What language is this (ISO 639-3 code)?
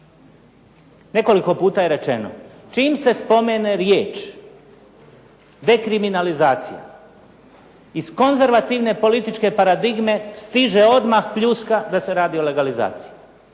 hrv